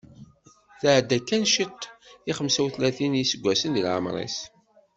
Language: Kabyle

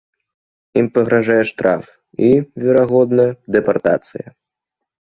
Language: Belarusian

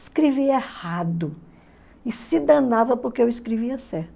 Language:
Portuguese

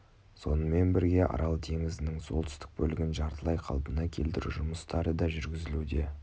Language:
Kazakh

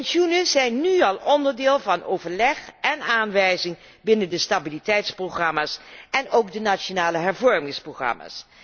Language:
Dutch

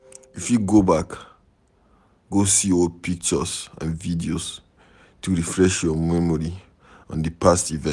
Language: Nigerian Pidgin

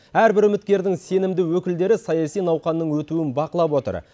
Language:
Kazakh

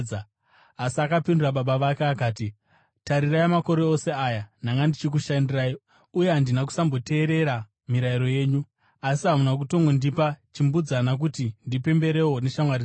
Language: Shona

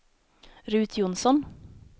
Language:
Swedish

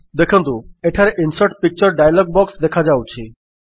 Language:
Odia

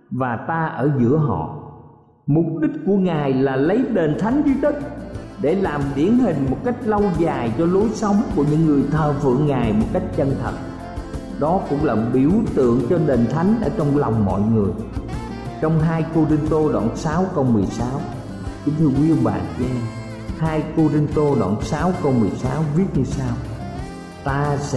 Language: Vietnamese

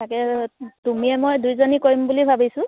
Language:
Assamese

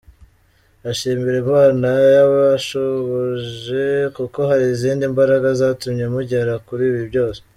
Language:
Kinyarwanda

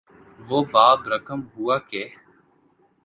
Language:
Urdu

